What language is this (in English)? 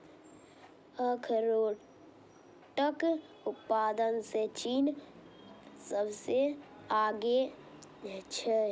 Maithili